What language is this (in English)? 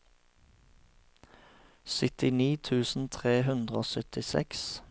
Norwegian